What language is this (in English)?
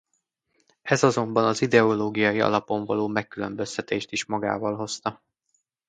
Hungarian